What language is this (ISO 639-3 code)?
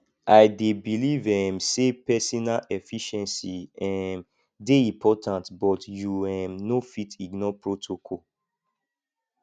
pcm